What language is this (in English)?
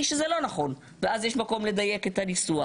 Hebrew